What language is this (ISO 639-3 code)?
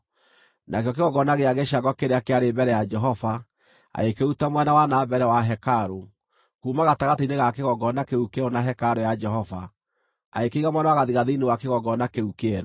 kik